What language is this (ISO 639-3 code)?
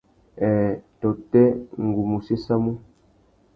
bag